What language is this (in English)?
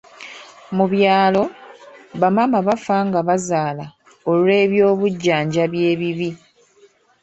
Ganda